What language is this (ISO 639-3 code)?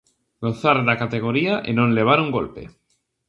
glg